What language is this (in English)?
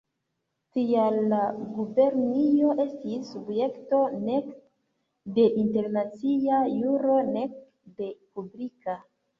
Esperanto